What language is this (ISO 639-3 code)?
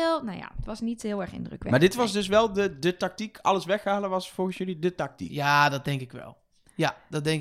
nld